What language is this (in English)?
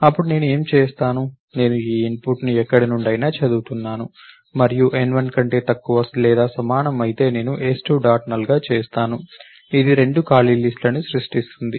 Telugu